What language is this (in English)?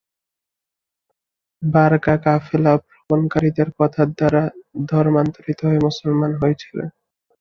Bangla